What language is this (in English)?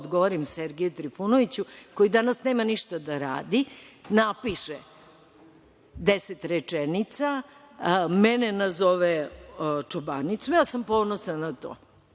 Serbian